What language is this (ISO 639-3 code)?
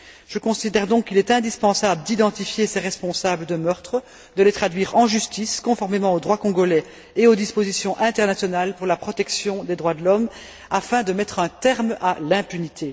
fra